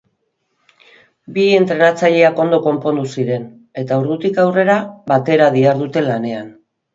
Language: Basque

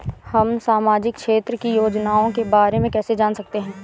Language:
Hindi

